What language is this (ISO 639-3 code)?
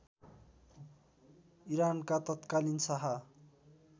nep